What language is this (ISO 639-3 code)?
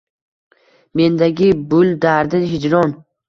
uzb